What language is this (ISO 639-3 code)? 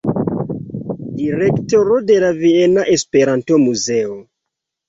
epo